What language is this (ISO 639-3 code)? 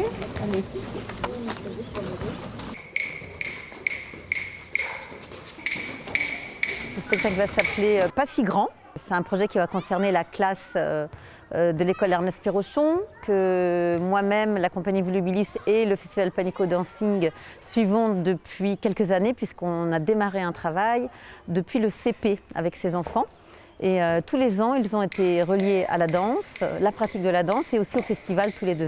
fra